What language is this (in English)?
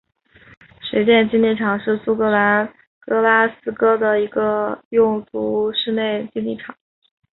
Chinese